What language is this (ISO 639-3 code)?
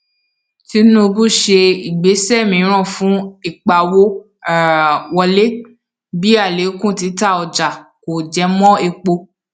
yor